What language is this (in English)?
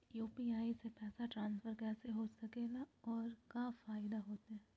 Magahi